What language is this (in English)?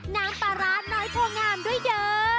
Thai